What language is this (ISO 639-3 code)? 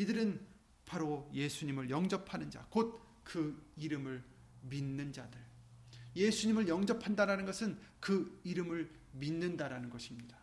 kor